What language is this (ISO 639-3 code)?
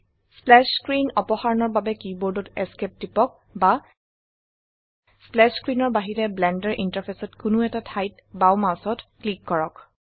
asm